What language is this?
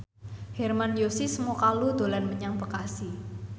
Javanese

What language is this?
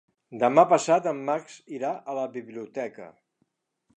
Catalan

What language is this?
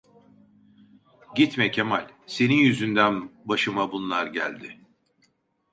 Turkish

